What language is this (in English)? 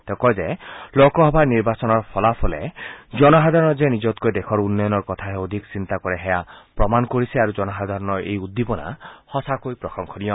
Assamese